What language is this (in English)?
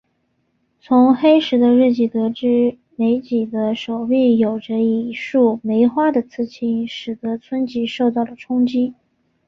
Chinese